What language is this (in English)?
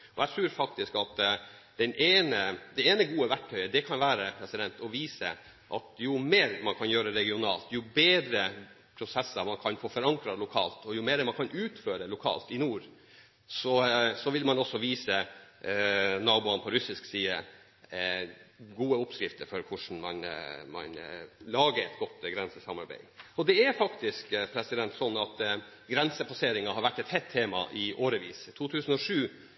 Norwegian Bokmål